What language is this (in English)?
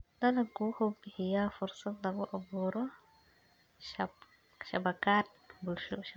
Somali